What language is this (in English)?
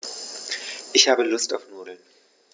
German